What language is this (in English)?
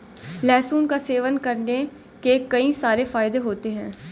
Hindi